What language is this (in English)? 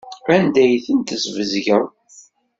Kabyle